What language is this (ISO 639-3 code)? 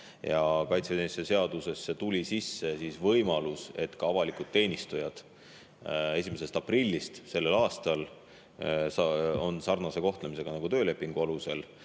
est